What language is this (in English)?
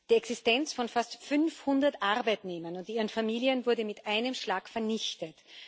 German